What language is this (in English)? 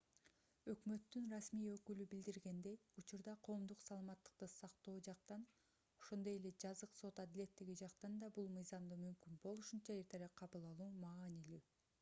Kyrgyz